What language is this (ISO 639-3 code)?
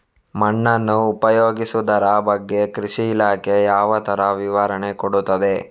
kan